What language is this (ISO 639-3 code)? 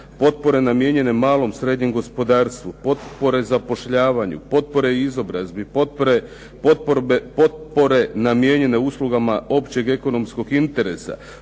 hrv